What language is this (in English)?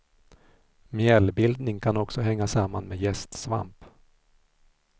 Swedish